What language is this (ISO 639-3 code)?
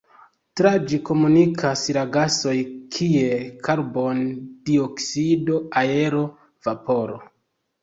epo